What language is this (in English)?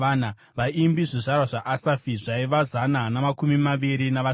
Shona